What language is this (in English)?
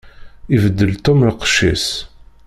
Kabyle